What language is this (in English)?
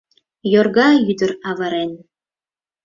Mari